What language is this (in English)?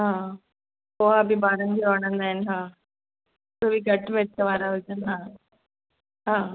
Sindhi